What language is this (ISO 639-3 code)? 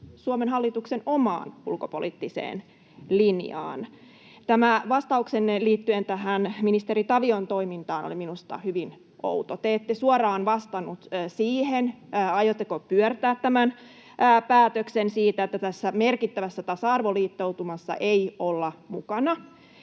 fin